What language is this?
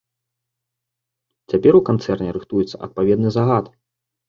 Belarusian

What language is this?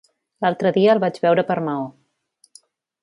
Catalan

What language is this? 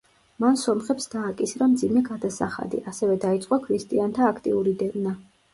Georgian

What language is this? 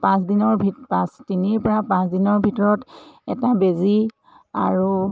Assamese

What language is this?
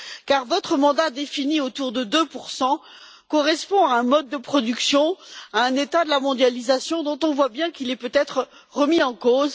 French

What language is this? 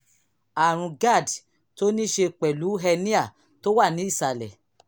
Yoruba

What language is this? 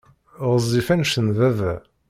Kabyle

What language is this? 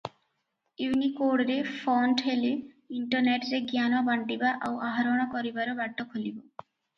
Odia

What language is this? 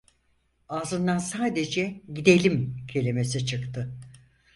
Turkish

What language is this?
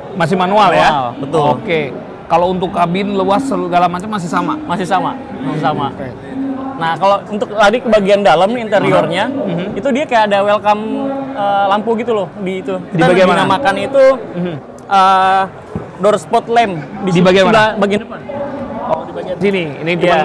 Indonesian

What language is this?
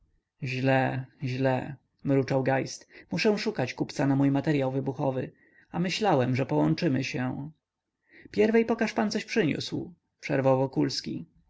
Polish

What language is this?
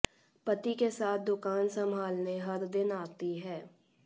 Hindi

